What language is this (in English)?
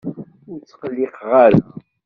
Kabyle